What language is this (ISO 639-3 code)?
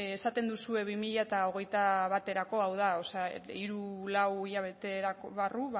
eus